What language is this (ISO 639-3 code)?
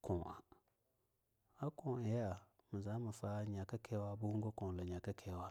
lnu